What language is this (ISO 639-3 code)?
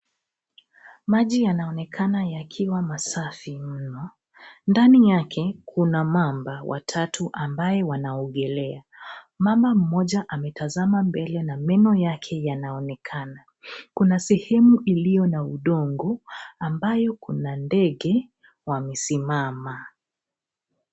swa